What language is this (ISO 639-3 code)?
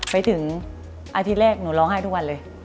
tha